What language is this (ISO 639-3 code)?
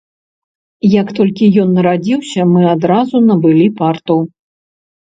bel